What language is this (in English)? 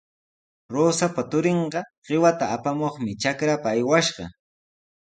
Sihuas Ancash Quechua